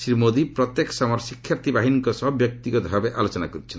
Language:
Odia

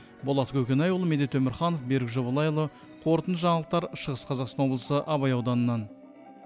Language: Kazakh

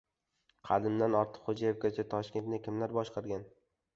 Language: Uzbek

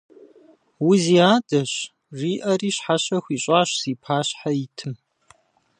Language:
Kabardian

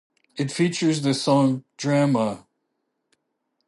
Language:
English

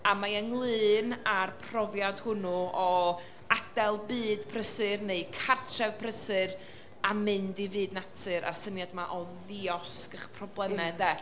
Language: Welsh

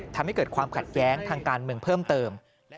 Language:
Thai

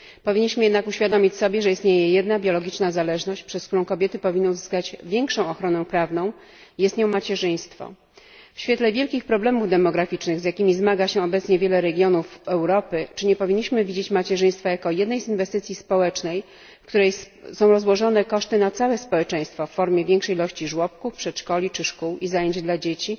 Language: Polish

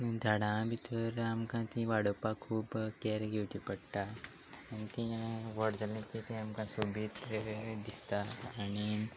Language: Konkani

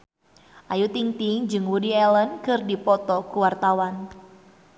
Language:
Sundanese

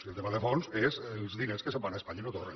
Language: Catalan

